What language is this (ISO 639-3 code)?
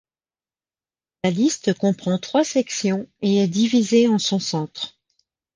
fra